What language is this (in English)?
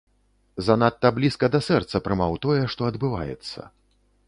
Belarusian